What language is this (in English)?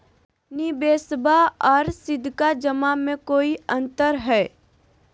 Magahi